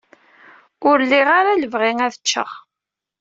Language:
Kabyle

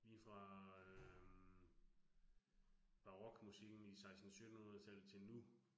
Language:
Danish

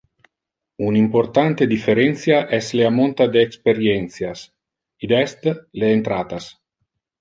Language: Interlingua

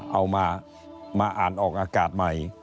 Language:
Thai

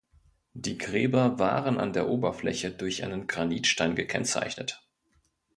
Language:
German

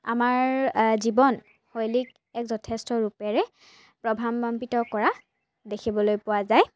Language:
Assamese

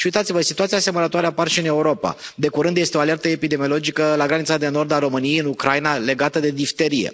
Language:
Romanian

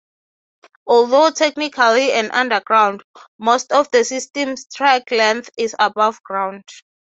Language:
English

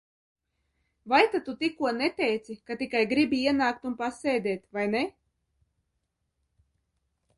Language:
Latvian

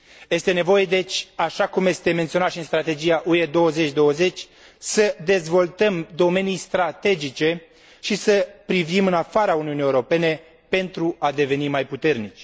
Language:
Romanian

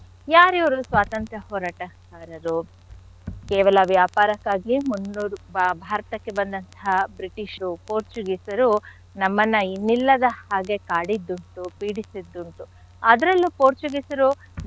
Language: Kannada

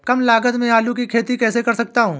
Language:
Hindi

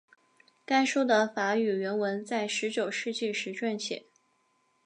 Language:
Chinese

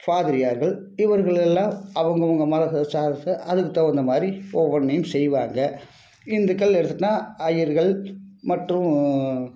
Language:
Tamil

